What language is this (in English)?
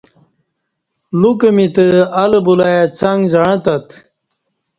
Kati